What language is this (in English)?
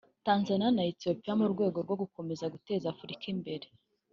Kinyarwanda